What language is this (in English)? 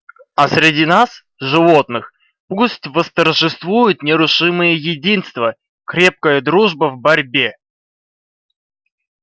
Russian